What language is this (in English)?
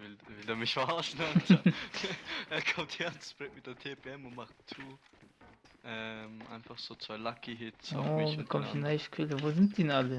German